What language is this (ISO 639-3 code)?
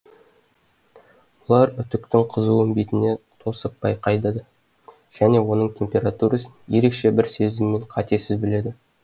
kaz